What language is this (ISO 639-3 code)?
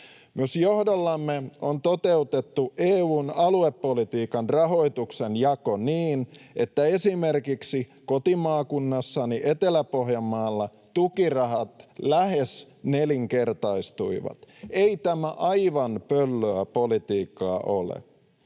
fin